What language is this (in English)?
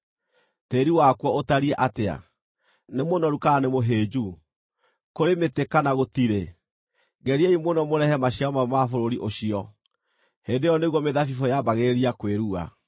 Kikuyu